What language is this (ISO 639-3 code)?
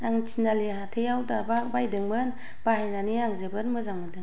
brx